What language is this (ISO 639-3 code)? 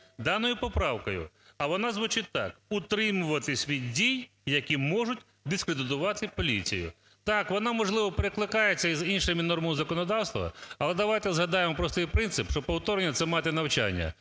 ukr